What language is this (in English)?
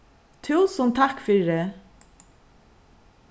Faroese